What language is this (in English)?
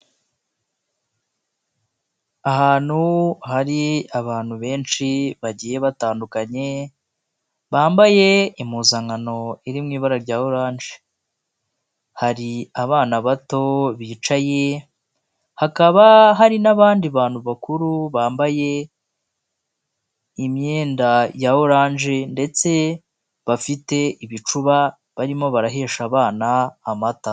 Kinyarwanda